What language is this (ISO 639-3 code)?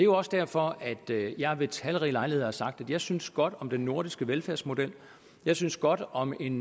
dan